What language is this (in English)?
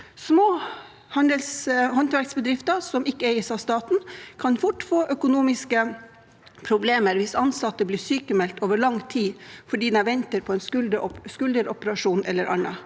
Norwegian